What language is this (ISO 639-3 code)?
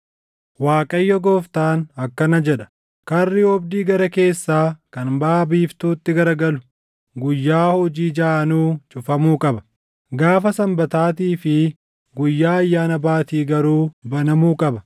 orm